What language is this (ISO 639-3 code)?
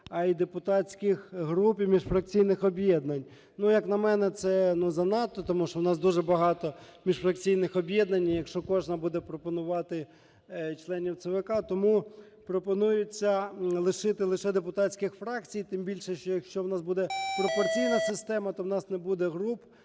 ukr